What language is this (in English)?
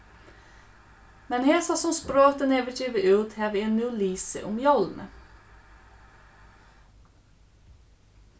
Faroese